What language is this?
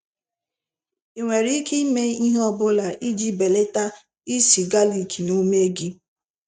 Igbo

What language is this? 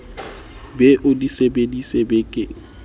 Southern Sotho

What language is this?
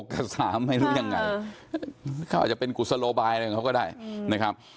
Thai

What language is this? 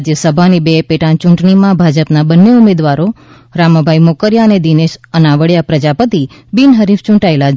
Gujarati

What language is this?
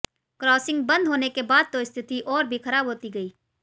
Hindi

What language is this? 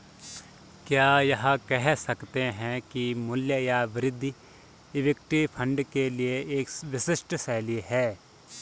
Hindi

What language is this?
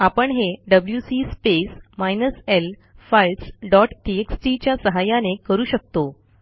Marathi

